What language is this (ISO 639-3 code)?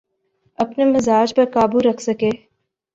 urd